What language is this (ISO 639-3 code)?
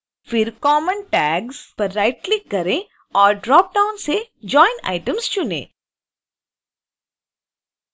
hin